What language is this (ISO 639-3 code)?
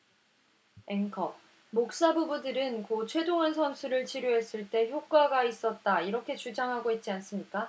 kor